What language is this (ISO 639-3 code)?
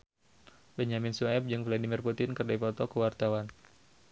sun